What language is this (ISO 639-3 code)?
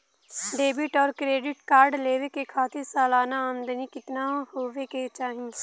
bho